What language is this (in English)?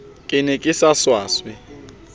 Southern Sotho